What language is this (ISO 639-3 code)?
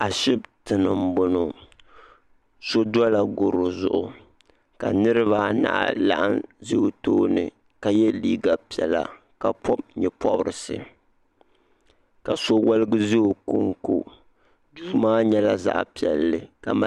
dag